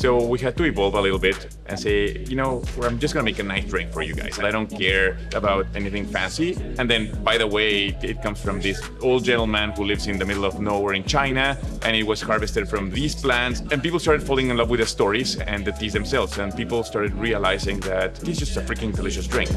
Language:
English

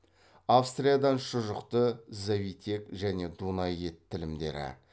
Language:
Kazakh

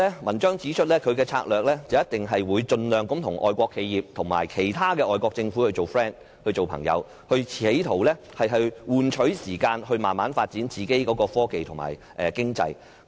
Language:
Cantonese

